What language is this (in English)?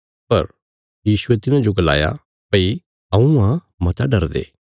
Bilaspuri